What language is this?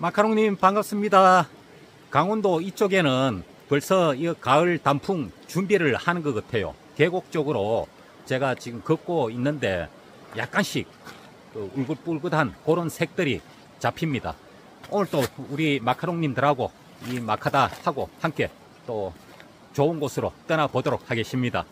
Korean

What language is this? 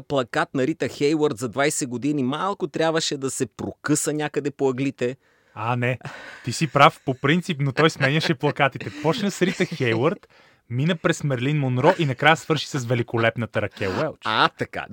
Bulgarian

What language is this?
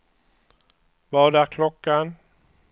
Swedish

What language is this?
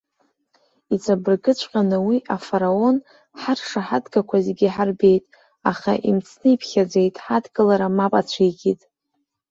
Abkhazian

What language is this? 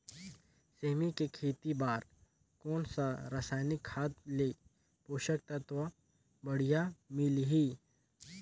Chhattisgarhi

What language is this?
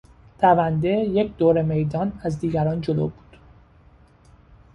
Persian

